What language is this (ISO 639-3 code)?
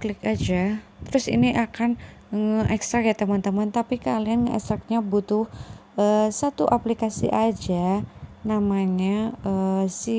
ind